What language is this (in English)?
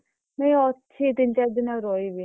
Odia